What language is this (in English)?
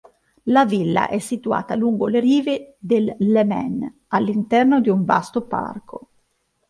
Italian